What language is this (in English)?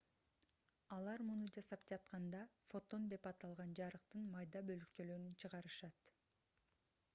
Kyrgyz